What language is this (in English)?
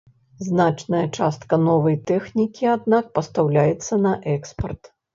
Belarusian